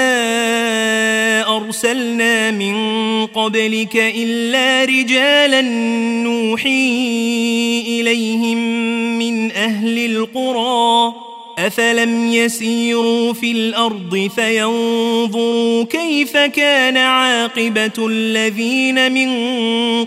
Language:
Arabic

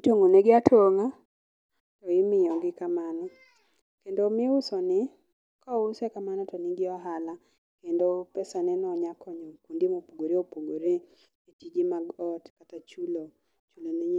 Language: Luo (Kenya and Tanzania)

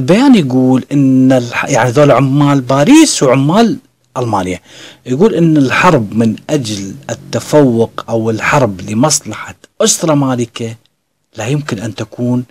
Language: Arabic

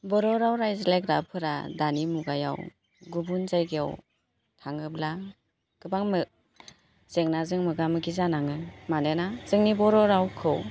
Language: Bodo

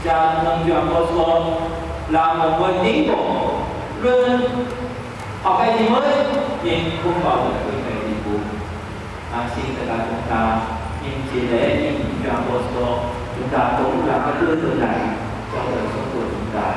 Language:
Vietnamese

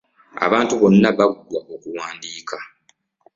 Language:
Ganda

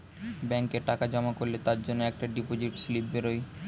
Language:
Bangla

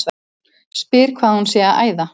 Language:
Icelandic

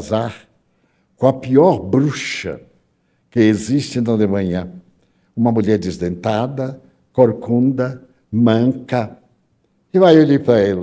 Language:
Portuguese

